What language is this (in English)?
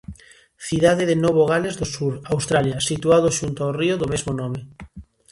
Galician